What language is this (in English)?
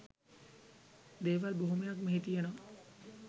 Sinhala